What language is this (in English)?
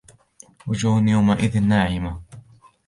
Arabic